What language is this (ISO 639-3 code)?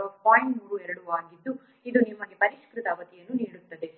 kan